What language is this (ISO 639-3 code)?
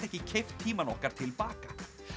isl